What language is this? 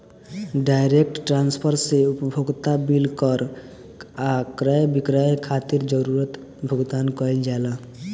Bhojpuri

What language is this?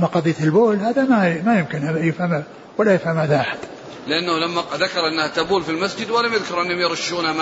Arabic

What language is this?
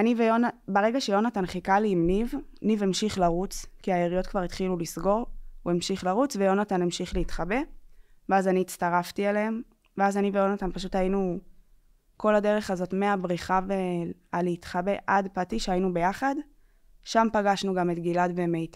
Hebrew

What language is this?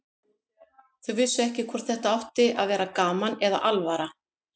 Icelandic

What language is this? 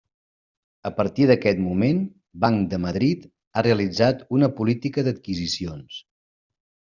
Catalan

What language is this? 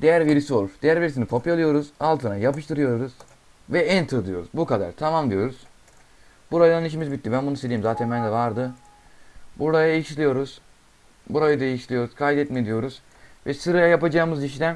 Turkish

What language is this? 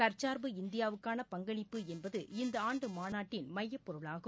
Tamil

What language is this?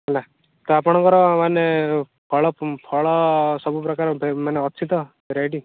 Odia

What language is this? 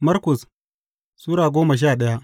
Hausa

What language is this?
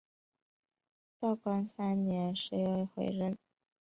Chinese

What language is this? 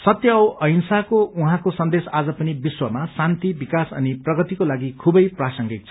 Nepali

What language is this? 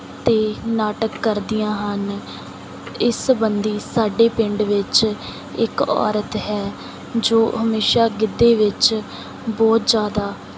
Punjabi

